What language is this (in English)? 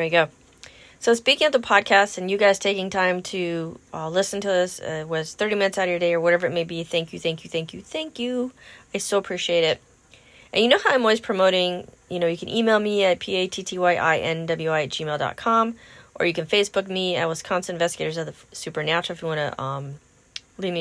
English